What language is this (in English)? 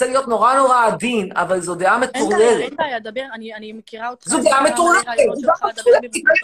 Hebrew